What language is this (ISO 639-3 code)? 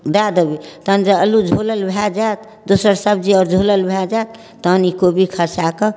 mai